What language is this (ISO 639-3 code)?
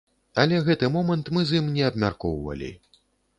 bel